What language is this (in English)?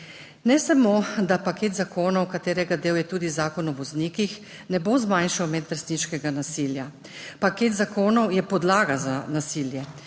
Slovenian